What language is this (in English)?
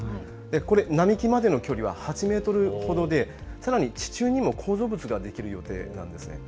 Japanese